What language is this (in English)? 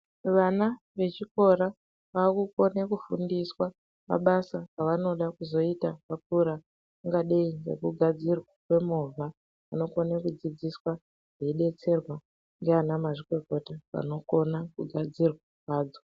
Ndau